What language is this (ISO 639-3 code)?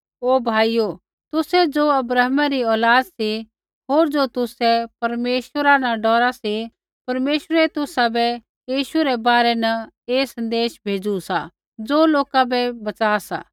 kfx